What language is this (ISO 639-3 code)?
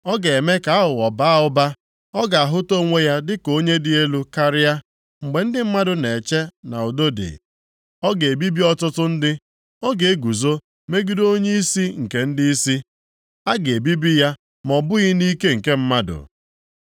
ibo